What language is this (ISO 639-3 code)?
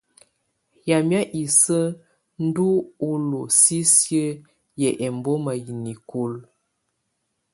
tvu